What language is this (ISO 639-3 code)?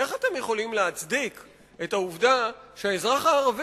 heb